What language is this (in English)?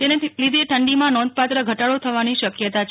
Gujarati